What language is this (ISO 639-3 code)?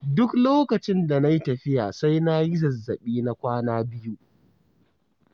hau